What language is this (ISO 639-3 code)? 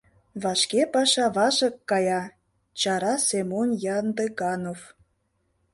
chm